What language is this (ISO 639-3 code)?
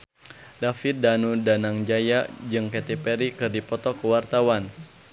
sun